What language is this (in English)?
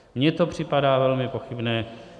Czech